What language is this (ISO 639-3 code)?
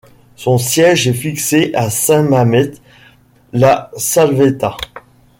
fra